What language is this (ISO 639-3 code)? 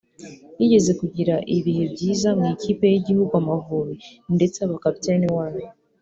kin